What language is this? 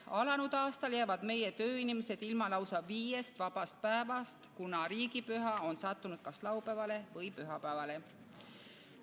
Estonian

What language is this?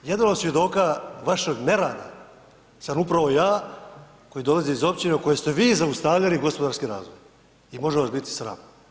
Croatian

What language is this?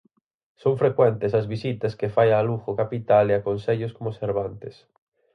Galician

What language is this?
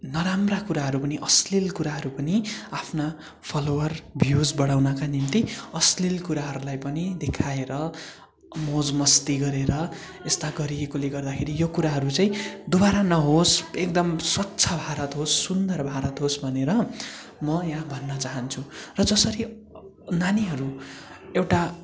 Nepali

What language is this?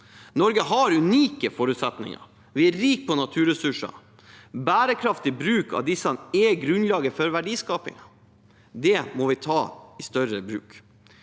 Norwegian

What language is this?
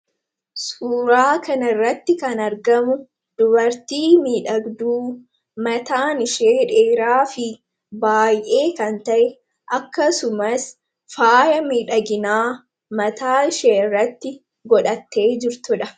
Oromo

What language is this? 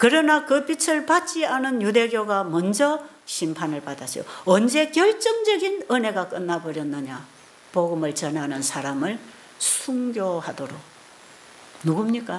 Korean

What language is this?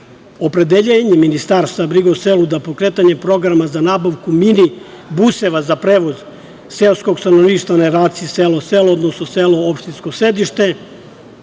Serbian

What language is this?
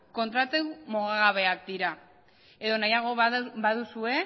Basque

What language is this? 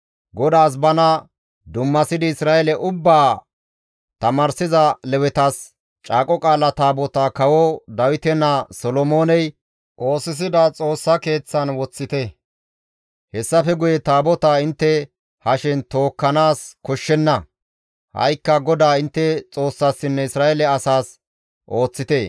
Gamo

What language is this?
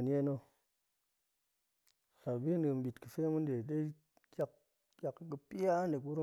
Goemai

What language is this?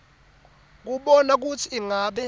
Swati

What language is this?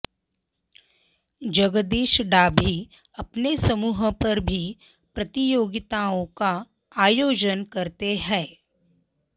Sanskrit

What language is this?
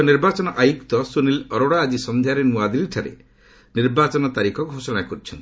Odia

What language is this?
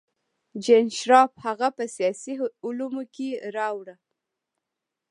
Pashto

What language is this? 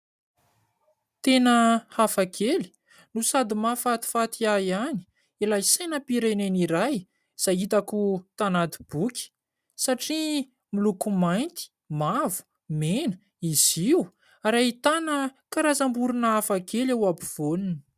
Malagasy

